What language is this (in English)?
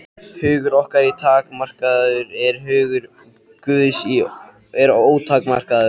Icelandic